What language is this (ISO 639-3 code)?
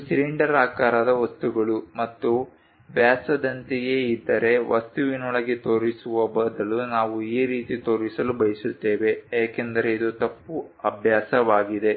kan